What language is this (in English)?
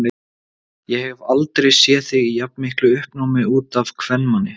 Icelandic